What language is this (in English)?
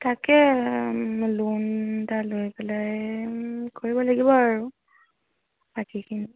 Assamese